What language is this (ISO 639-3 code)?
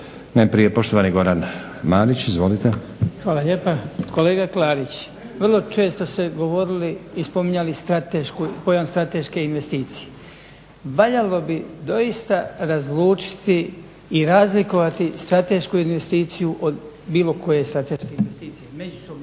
hrv